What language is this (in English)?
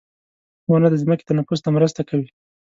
Pashto